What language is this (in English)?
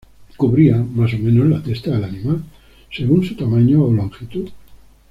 Spanish